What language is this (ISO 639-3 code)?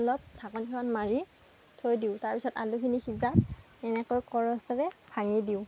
asm